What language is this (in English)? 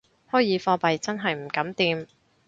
Cantonese